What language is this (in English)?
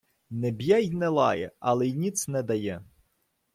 Ukrainian